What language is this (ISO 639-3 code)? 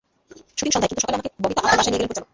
ben